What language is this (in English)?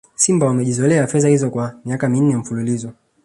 Swahili